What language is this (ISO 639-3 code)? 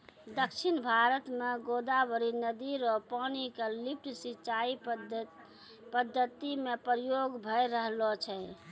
mai